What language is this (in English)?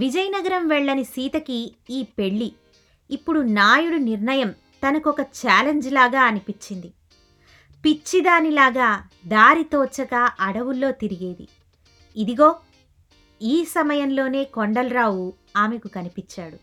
Telugu